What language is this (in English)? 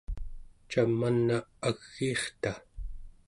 Central Yupik